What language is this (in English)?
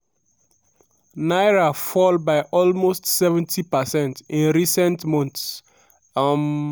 Nigerian Pidgin